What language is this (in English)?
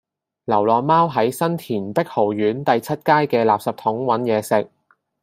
Cantonese